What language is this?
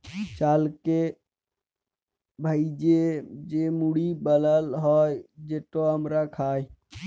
Bangla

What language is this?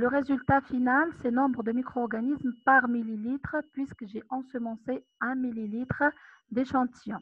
French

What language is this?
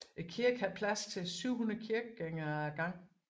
Danish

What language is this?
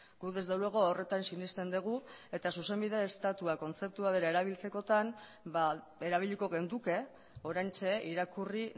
Basque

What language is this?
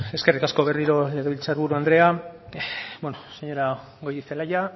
Basque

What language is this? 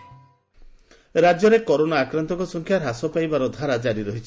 Odia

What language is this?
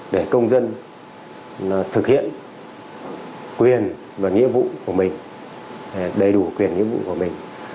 Vietnamese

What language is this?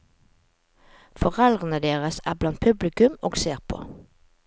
Norwegian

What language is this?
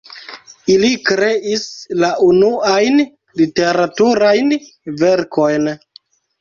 Esperanto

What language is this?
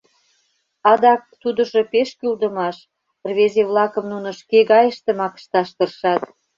Mari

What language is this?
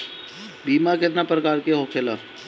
Bhojpuri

